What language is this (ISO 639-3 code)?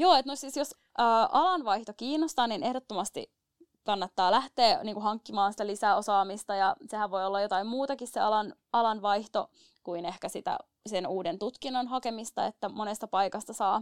fin